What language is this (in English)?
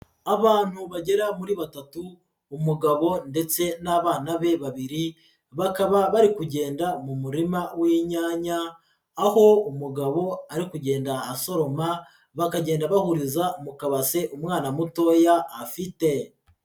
Kinyarwanda